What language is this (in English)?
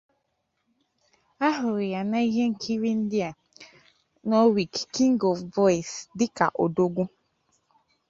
Igbo